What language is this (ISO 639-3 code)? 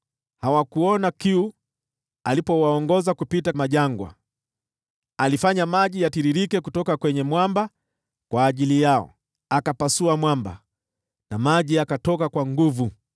swa